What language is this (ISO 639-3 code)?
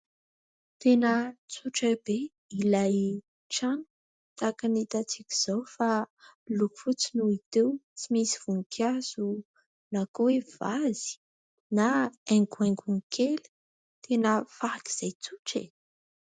mlg